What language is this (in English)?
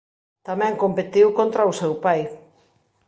Galician